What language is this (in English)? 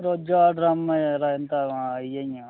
Dogri